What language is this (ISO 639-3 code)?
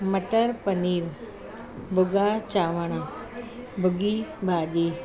snd